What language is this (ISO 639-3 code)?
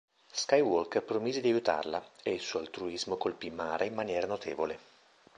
ita